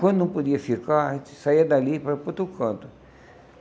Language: Portuguese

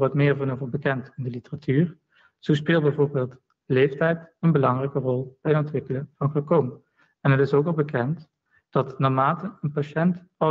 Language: Dutch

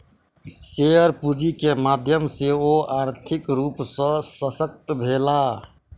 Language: Maithili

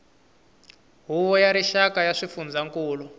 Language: Tsonga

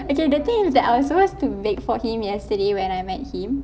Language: English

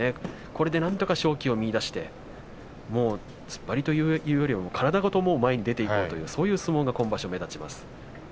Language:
Japanese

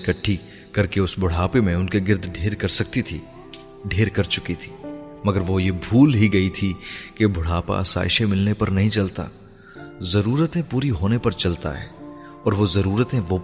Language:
Urdu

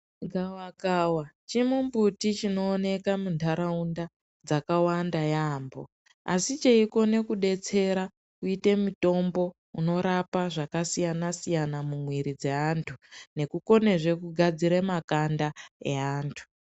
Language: Ndau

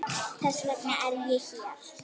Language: Icelandic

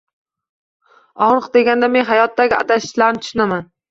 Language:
Uzbek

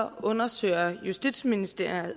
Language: Danish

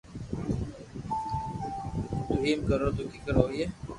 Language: Loarki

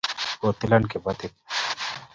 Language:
Kalenjin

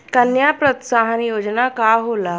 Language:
Bhojpuri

